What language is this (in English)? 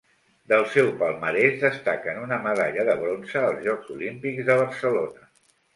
Catalan